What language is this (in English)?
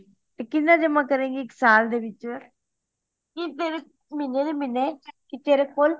Punjabi